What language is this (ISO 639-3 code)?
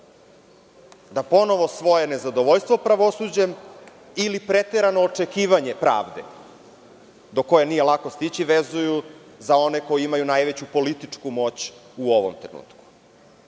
srp